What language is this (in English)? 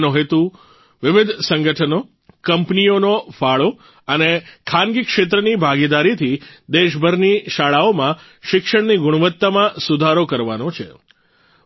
Gujarati